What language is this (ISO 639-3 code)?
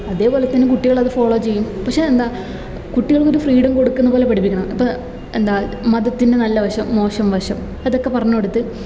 mal